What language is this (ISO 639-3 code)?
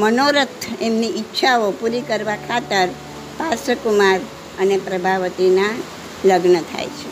guj